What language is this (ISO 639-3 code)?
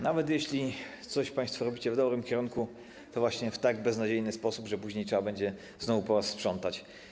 pol